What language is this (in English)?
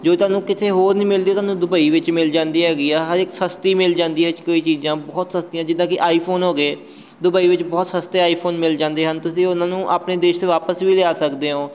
Punjabi